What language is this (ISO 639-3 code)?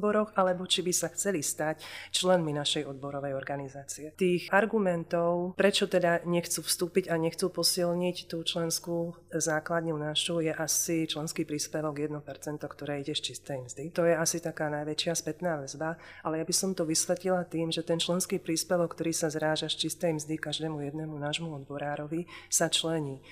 slk